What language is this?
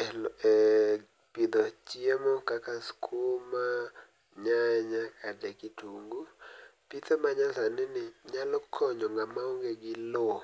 Luo (Kenya and Tanzania)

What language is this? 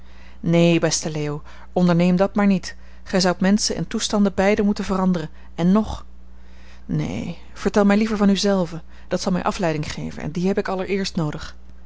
Dutch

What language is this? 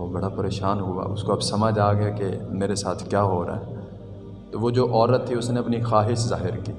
Urdu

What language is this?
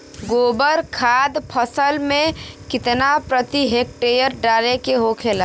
Bhojpuri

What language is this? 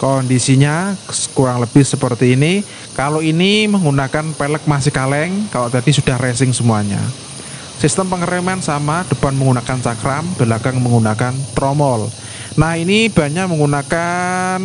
Indonesian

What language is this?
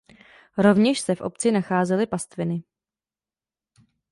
Czech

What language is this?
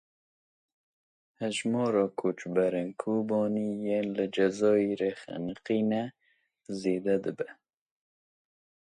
Kurdish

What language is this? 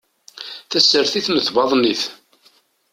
Kabyle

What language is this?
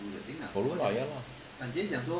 English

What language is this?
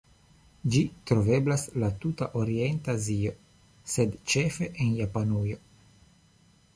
Esperanto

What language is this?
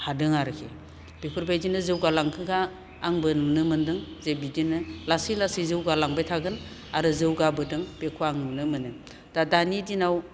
Bodo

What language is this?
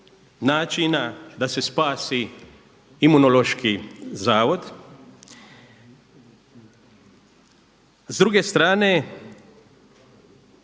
Croatian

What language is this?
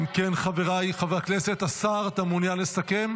Hebrew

